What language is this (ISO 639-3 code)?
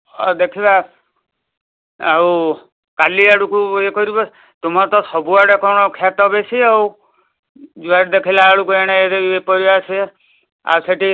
ori